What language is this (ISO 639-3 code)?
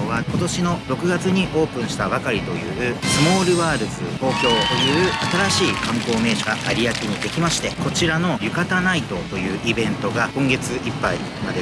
jpn